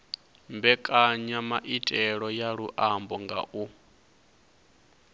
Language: Venda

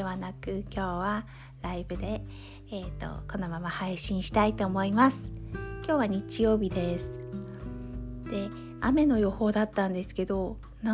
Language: Japanese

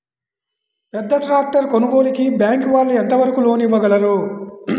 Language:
Telugu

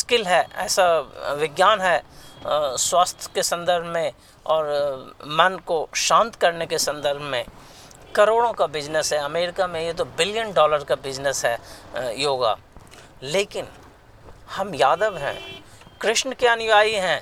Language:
Hindi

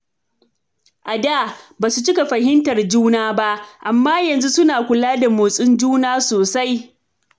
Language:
Hausa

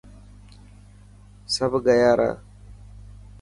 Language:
Dhatki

